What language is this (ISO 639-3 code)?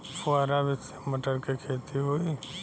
bho